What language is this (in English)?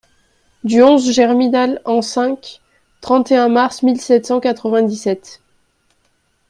French